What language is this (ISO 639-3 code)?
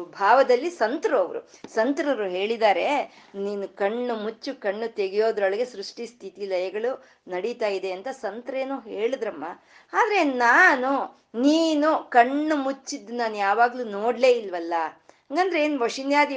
kan